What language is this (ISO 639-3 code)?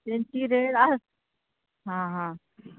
kok